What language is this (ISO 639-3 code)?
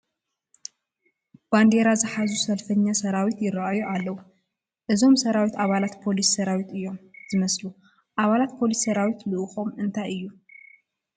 tir